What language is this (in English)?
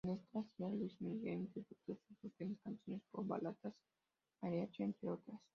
Spanish